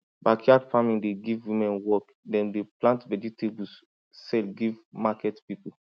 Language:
Nigerian Pidgin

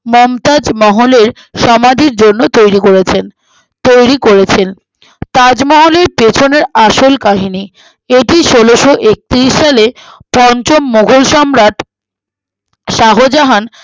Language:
Bangla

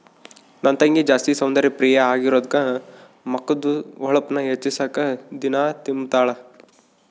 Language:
Kannada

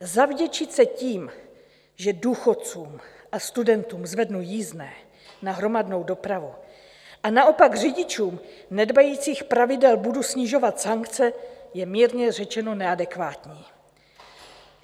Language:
Czech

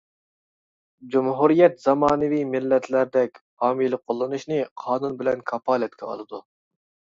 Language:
Uyghur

